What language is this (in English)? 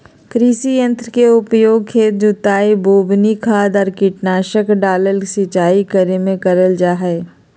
Magahi